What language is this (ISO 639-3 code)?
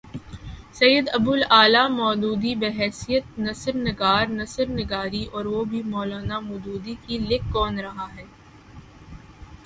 urd